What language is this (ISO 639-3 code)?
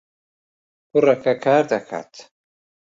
ckb